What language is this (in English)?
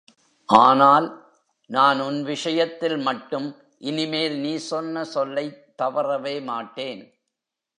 Tamil